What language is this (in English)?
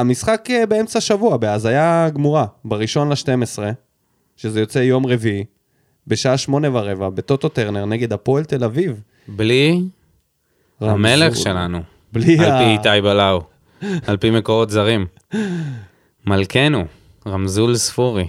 Hebrew